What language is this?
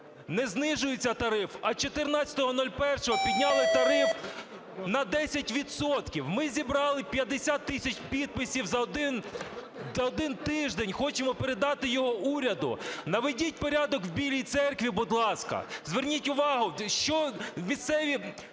Ukrainian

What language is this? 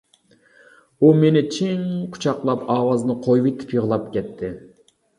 Uyghur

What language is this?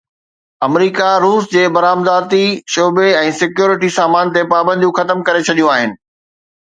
Sindhi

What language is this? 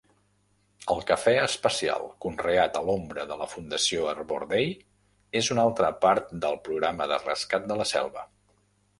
Catalan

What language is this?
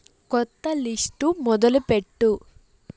Telugu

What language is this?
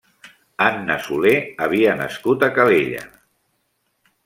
Catalan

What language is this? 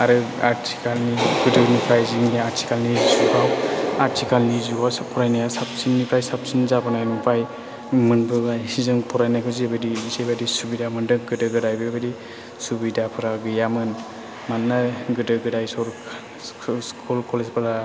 Bodo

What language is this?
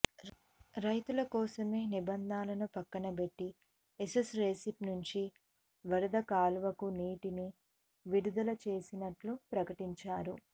Telugu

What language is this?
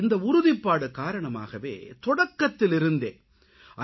Tamil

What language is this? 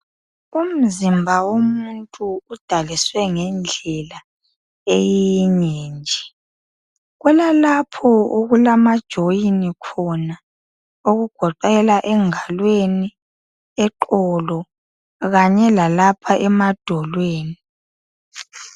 North Ndebele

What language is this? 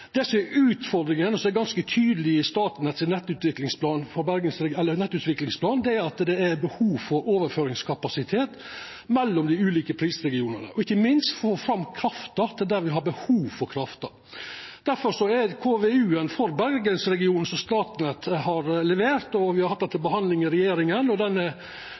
Norwegian Nynorsk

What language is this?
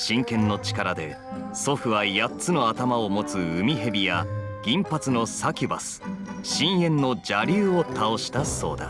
Japanese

